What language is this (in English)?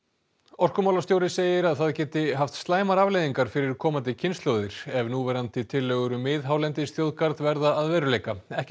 Icelandic